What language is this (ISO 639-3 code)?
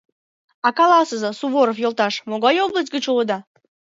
chm